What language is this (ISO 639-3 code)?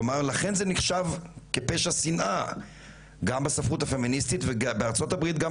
heb